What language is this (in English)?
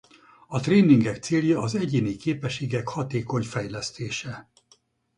Hungarian